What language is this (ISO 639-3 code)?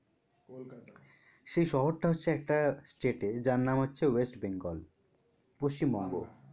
ben